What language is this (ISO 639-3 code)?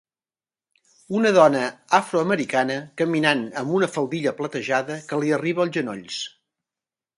cat